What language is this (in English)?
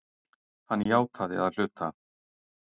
Icelandic